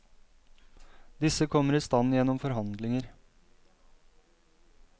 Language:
Norwegian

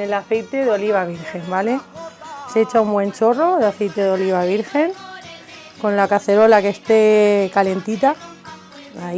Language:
Spanish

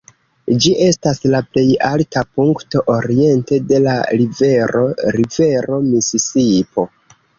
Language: Esperanto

